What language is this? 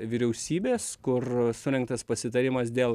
Lithuanian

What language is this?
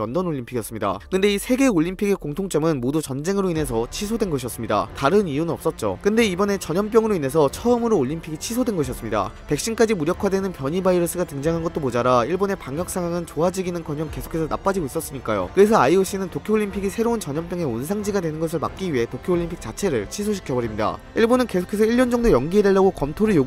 Korean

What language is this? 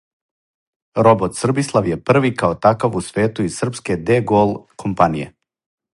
Serbian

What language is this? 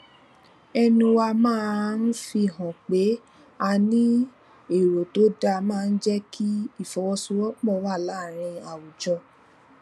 Yoruba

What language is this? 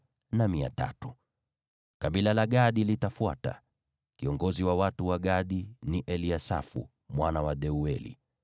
Swahili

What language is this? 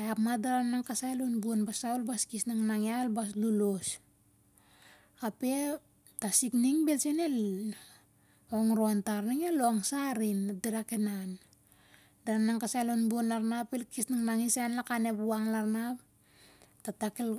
Siar-Lak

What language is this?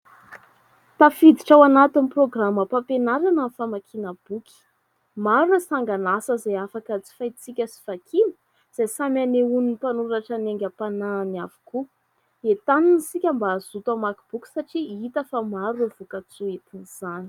Malagasy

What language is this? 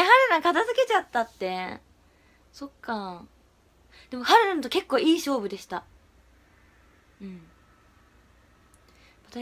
Japanese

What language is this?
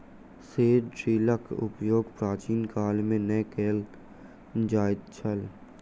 Maithili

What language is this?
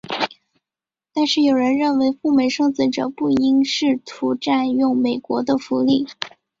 Chinese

